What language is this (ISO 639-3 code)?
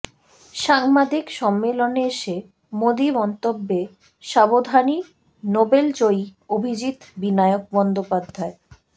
ben